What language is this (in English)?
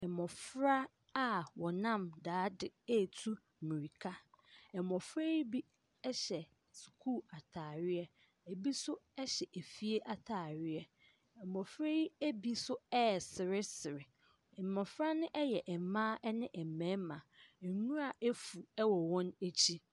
Akan